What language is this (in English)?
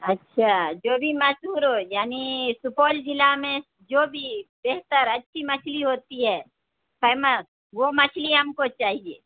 Urdu